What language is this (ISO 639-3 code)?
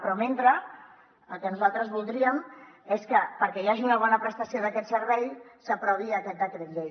cat